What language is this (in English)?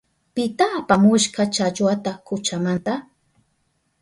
Southern Pastaza Quechua